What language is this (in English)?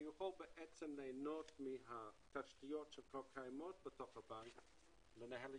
Hebrew